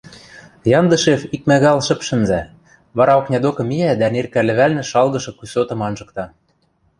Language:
Western Mari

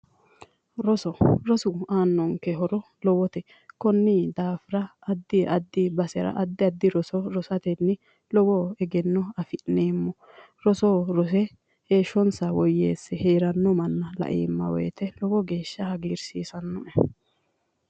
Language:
Sidamo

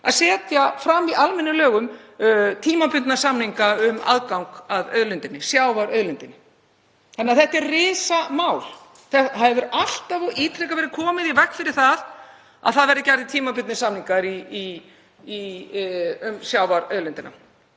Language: Icelandic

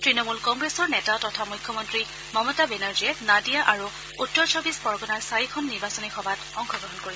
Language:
Assamese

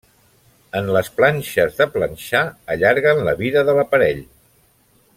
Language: Catalan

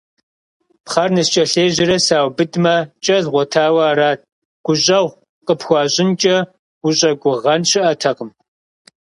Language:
Kabardian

